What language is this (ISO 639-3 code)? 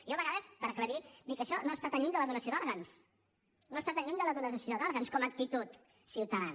cat